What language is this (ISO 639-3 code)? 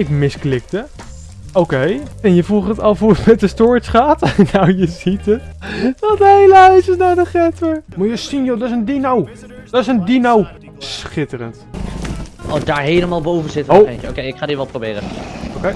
nld